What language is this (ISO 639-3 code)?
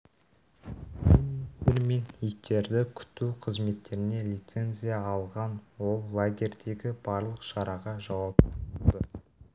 kaz